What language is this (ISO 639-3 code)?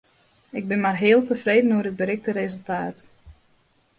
fry